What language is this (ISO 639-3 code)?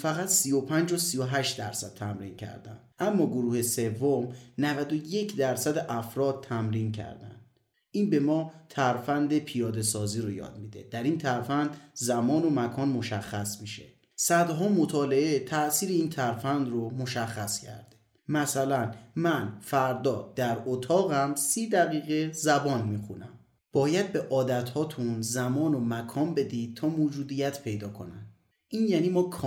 fas